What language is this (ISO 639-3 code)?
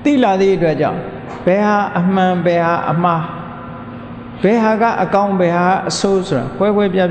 mya